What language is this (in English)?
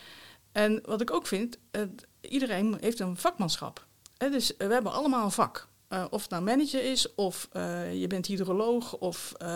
Dutch